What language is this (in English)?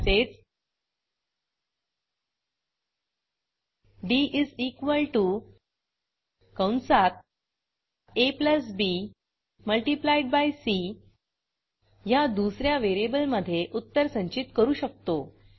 Marathi